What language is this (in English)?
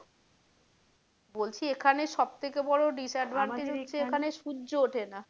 Bangla